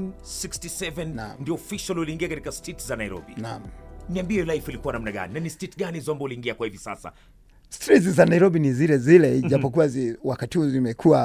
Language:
Swahili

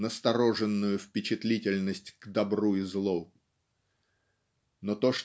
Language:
Russian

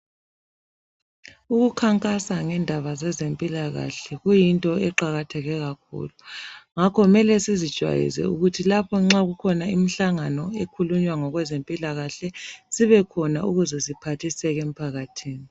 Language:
North Ndebele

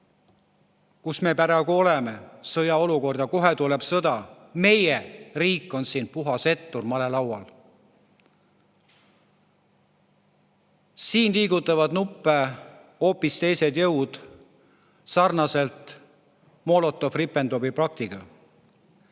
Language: Estonian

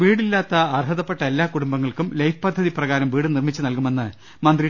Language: Malayalam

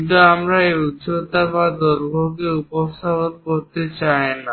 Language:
Bangla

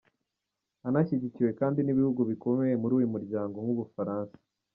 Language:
Kinyarwanda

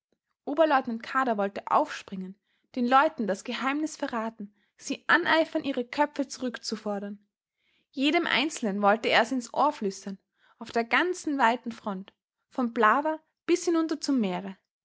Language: German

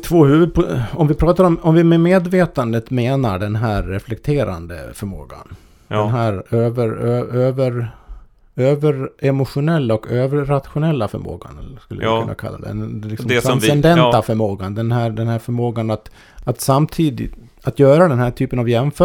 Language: Swedish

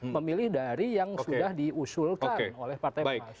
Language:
Indonesian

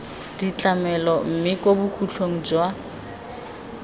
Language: Tswana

